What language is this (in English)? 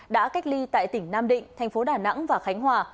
Vietnamese